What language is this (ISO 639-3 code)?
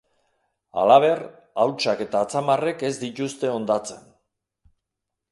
eus